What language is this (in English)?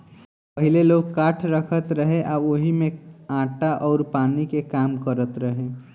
Bhojpuri